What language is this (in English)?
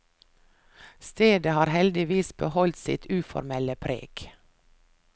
Norwegian